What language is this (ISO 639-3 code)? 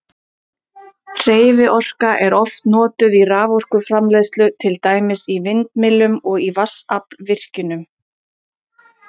isl